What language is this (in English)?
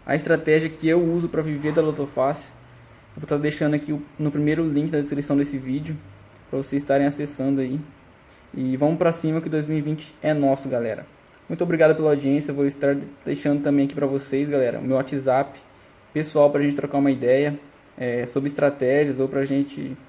Portuguese